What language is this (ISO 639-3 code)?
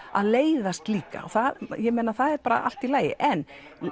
isl